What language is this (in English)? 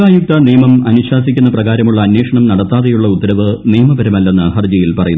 Malayalam